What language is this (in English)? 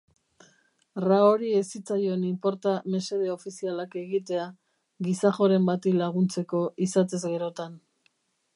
Basque